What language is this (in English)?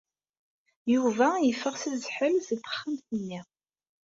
Kabyle